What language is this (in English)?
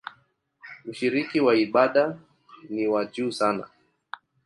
Swahili